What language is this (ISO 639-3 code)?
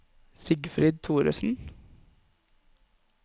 nor